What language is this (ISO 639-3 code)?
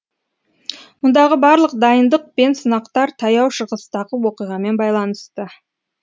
kaz